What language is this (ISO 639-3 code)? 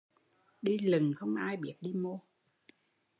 vie